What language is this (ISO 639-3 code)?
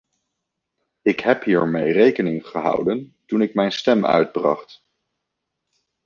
nld